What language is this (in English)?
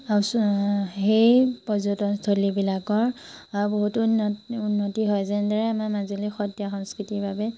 Assamese